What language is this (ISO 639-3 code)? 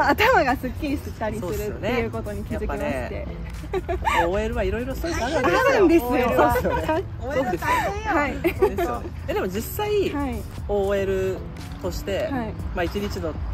jpn